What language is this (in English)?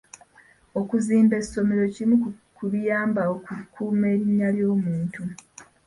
Ganda